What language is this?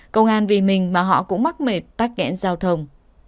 Vietnamese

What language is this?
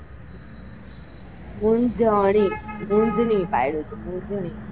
Gujarati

